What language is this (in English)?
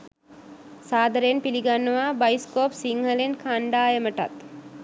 Sinhala